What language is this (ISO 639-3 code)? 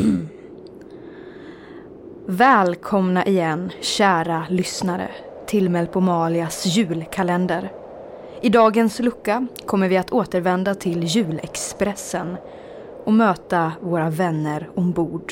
swe